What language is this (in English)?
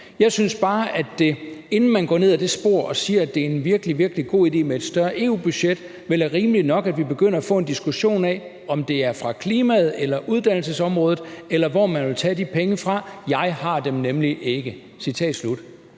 Danish